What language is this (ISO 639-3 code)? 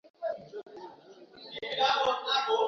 swa